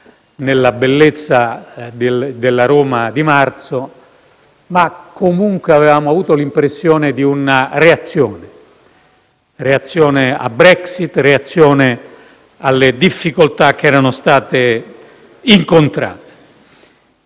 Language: Italian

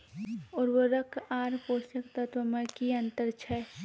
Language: Maithili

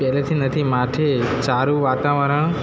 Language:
Gujarati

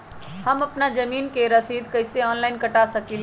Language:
Magahi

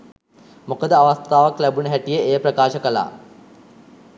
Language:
Sinhala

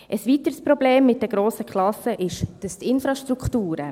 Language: Swiss German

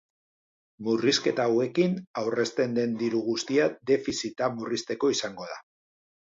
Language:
Basque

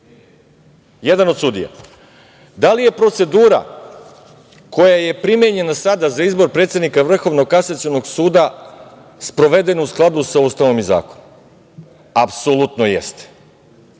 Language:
Serbian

